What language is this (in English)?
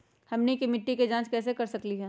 Magahi